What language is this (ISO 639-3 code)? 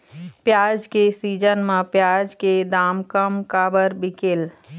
hne